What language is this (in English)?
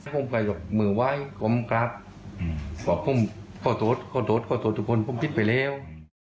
Thai